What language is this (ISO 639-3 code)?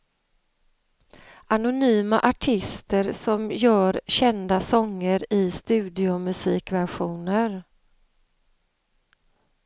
swe